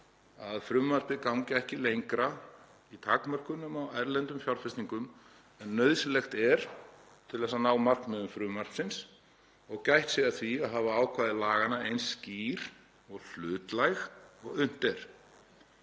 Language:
Icelandic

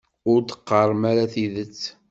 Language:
Kabyle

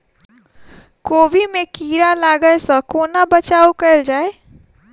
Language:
Maithili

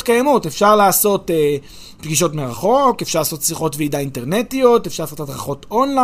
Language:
Hebrew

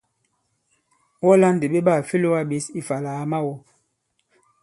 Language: Bankon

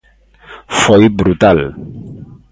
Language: Galician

